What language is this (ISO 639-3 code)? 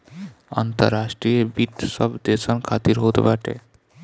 bho